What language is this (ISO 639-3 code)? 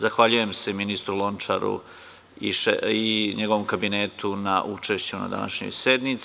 srp